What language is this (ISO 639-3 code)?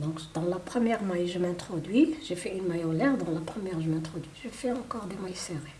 fra